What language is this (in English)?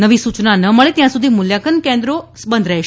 Gujarati